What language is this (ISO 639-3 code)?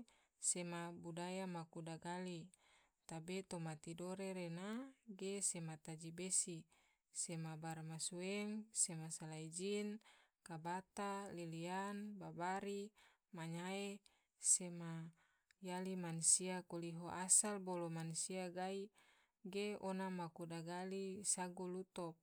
tvo